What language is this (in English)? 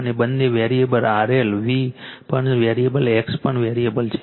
Gujarati